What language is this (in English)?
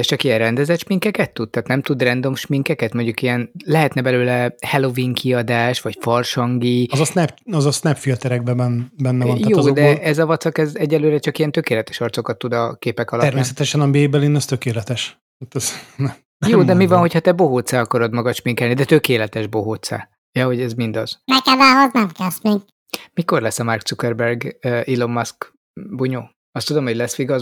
Hungarian